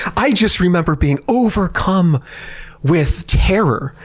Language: English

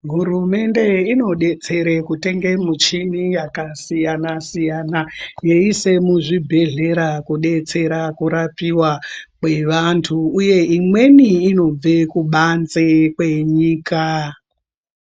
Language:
Ndau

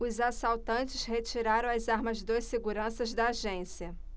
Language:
Portuguese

